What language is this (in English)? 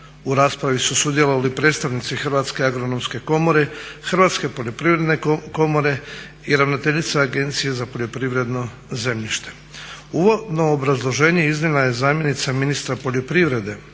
Croatian